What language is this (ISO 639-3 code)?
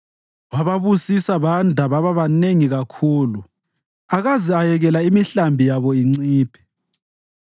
nde